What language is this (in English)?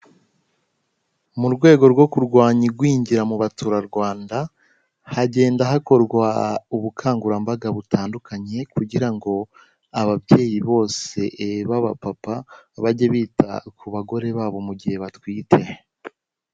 Kinyarwanda